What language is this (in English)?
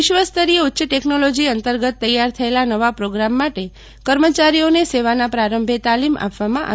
Gujarati